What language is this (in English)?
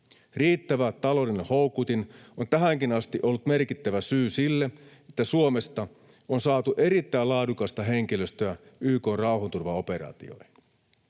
Finnish